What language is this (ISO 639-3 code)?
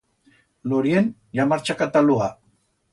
arg